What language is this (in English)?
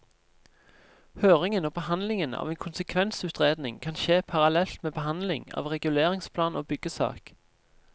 Norwegian